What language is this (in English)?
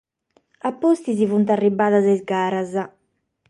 Sardinian